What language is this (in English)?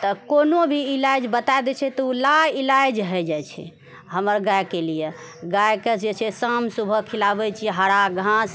Maithili